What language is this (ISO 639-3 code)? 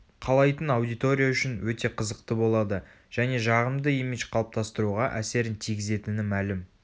kaz